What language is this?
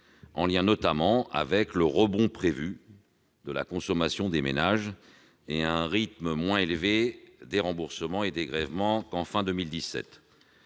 French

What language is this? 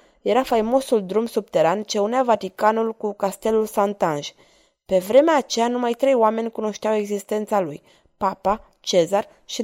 Romanian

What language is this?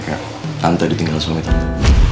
Indonesian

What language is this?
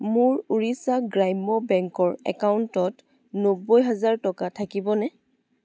Assamese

